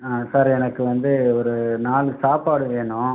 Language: Tamil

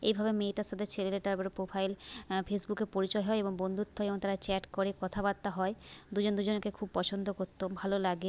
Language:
Bangla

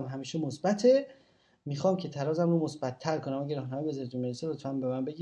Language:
Persian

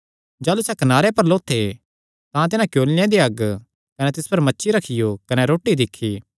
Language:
Kangri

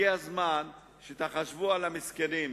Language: Hebrew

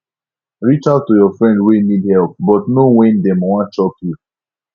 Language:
Nigerian Pidgin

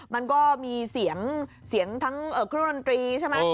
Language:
Thai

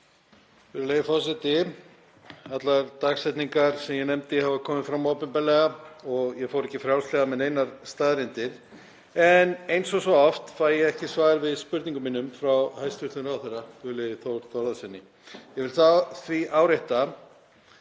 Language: Icelandic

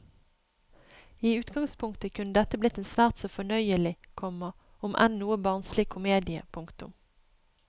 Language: Norwegian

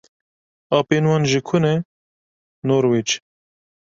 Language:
Kurdish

